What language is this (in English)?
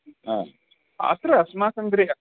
Sanskrit